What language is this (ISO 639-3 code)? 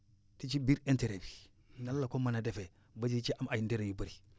wol